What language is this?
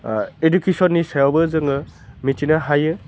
Bodo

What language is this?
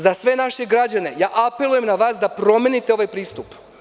Serbian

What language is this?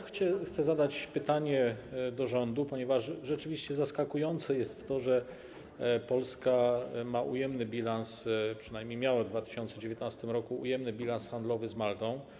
Polish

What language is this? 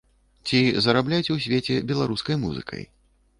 Belarusian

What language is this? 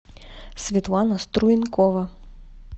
Russian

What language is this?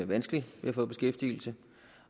Danish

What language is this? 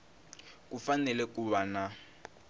Tsonga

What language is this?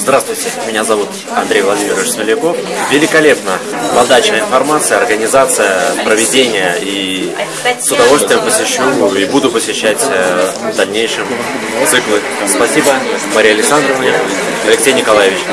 Russian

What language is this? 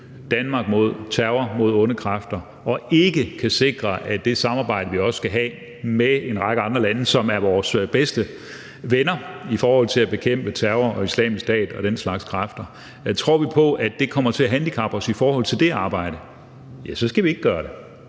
Danish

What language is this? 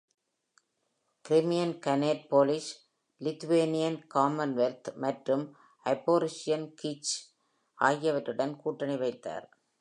Tamil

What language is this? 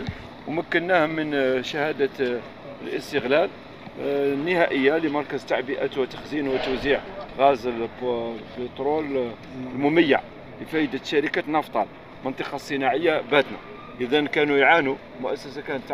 Arabic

